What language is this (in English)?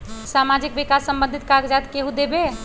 Magahi